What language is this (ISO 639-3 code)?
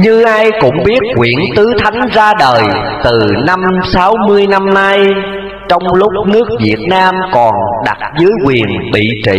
vie